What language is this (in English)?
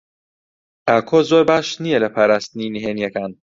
Central Kurdish